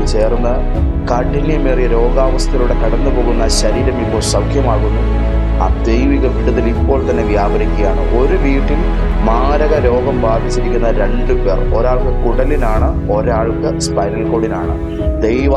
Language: Malayalam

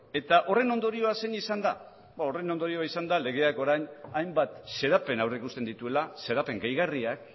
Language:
Basque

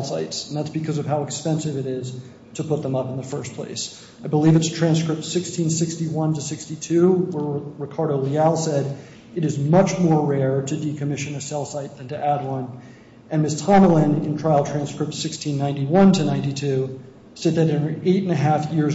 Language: English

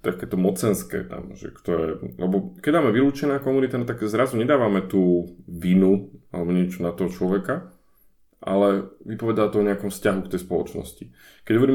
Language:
Slovak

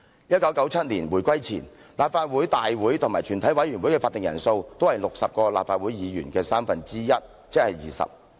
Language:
Cantonese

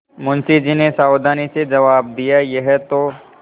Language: Hindi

